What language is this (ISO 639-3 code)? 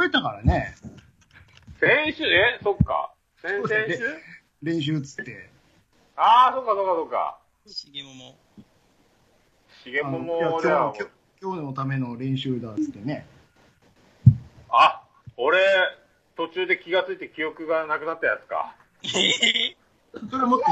jpn